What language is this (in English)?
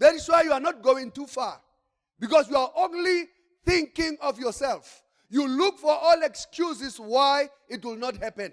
English